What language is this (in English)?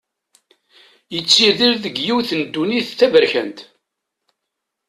Kabyle